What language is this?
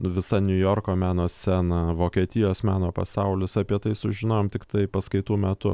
Lithuanian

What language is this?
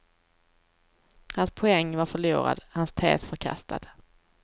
Swedish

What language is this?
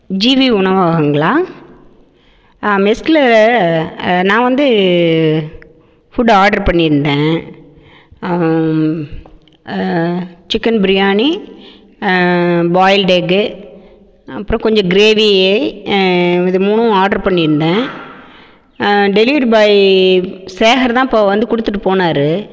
Tamil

